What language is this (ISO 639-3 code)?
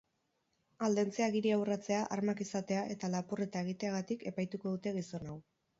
eus